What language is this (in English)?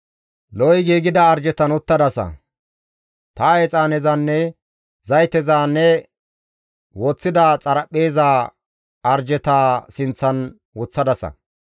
Gamo